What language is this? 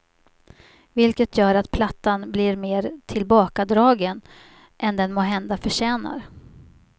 Swedish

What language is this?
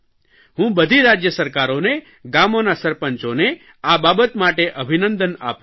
Gujarati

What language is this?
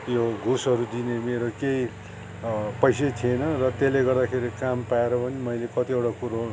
Nepali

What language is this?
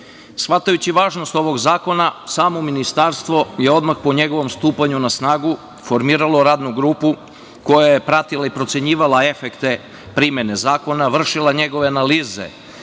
Serbian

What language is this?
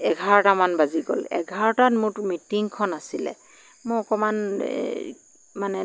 Assamese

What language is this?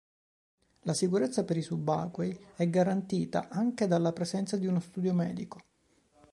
Italian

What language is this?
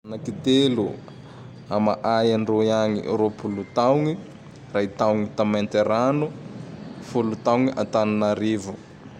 Tandroy-Mahafaly Malagasy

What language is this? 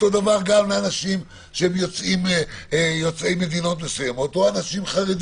Hebrew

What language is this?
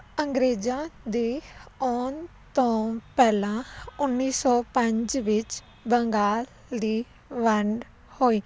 Punjabi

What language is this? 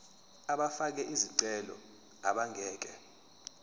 Zulu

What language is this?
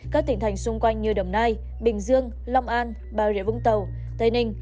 Vietnamese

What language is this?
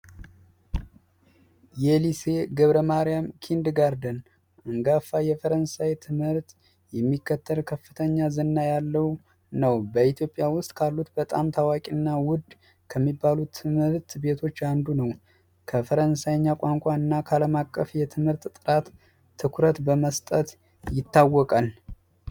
Amharic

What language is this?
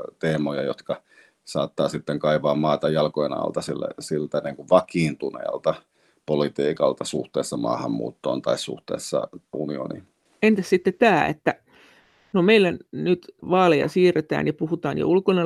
Finnish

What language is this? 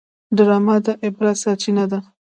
Pashto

